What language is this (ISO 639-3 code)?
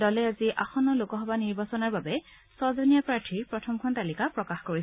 asm